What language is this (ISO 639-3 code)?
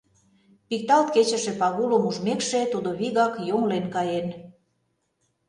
chm